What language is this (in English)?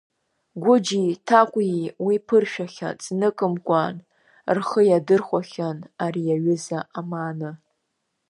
Abkhazian